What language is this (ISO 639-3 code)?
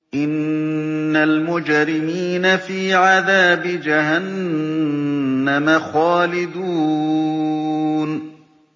ara